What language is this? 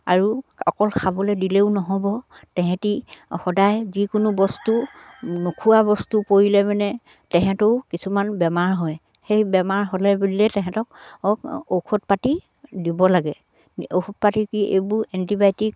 Assamese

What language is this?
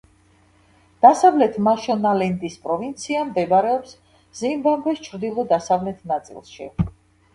Georgian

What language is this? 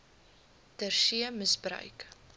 Afrikaans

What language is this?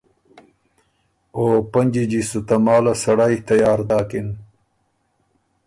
Ormuri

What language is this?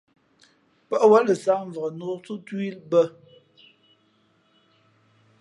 Fe'fe'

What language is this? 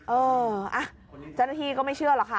Thai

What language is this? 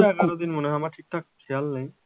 Bangla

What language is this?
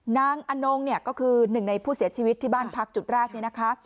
Thai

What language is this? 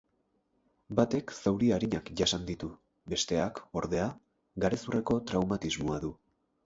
Basque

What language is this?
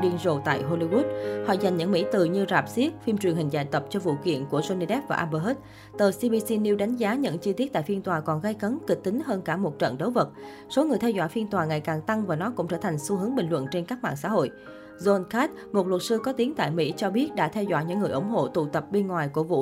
Vietnamese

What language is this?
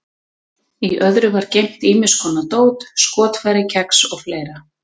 Icelandic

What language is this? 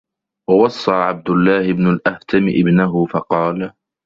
Arabic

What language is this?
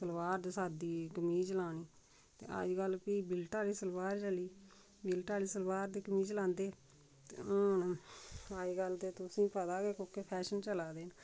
Dogri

